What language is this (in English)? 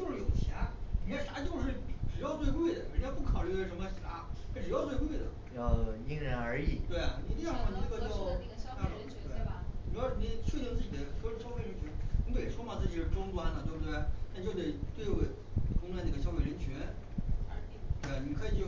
Chinese